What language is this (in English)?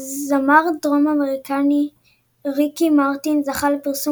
Hebrew